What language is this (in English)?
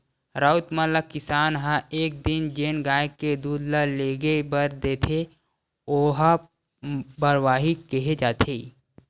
Chhattisgarhi